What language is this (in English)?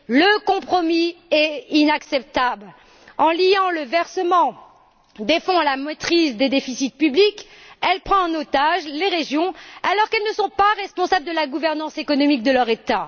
French